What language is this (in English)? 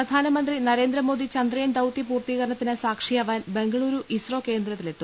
Malayalam